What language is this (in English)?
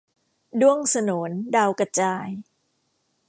Thai